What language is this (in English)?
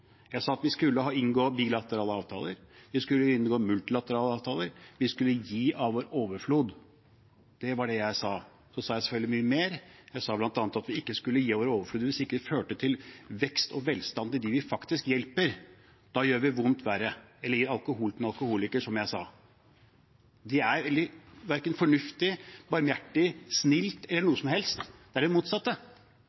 Norwegian Bokmål